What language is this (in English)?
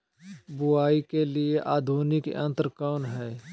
Magahi